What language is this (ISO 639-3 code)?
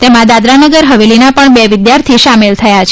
guj